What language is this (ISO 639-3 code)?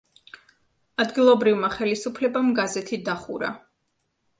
kat